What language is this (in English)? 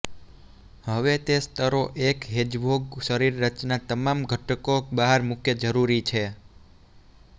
Gujarati